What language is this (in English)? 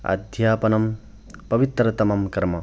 Sanskrit